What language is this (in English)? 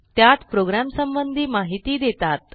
Marathi